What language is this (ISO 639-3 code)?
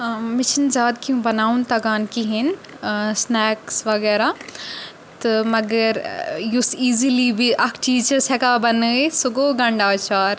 kas